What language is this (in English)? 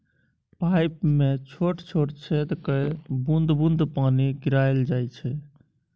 Maithili